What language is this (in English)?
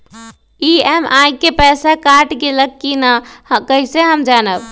Magahi